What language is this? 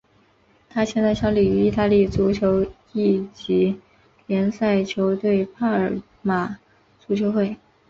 Chinese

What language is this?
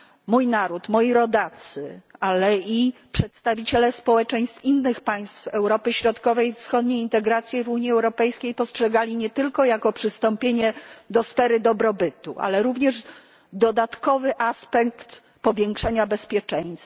Polish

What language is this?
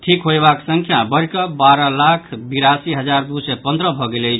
Maithili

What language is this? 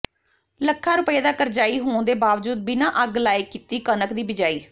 Punjabi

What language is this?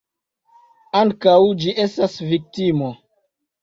Esperanto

